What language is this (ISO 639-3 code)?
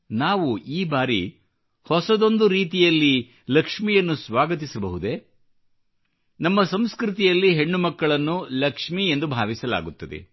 kan